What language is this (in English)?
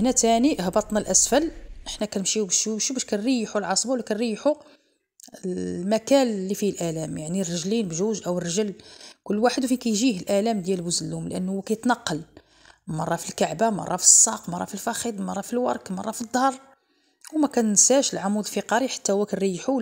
Arabic